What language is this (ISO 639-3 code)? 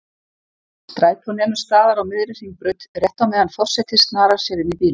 isl